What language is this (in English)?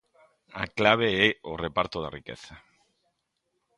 Galician